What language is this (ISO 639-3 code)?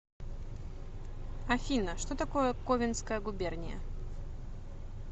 rus